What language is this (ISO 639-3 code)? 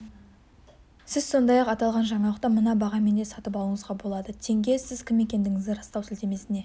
kaz